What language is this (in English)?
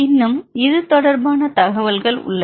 Tamil